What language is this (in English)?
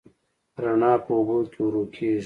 Pashto